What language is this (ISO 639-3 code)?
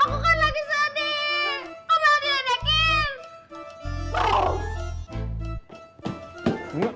ind